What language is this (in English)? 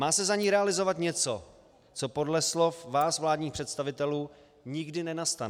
Czech